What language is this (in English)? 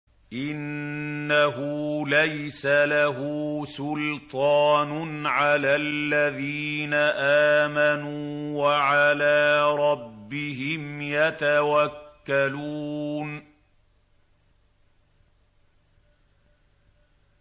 Arabic